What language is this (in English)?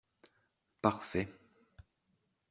French